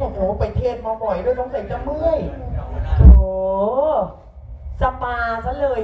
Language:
Thai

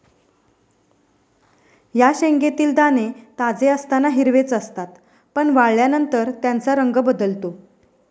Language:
Marathi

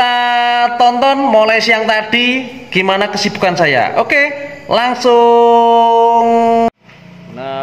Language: Indonesian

